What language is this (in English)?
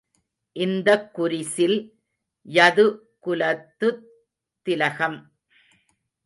Tamil